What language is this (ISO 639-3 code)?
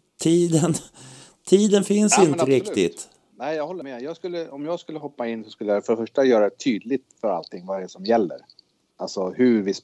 swe